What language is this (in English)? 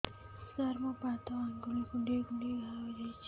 Odia